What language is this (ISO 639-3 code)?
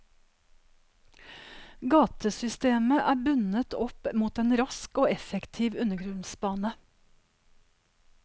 nor